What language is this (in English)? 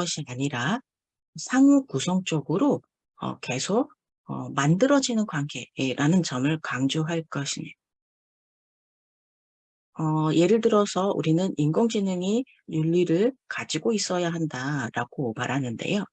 Korean